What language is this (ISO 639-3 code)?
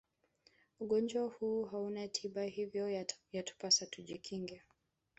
swa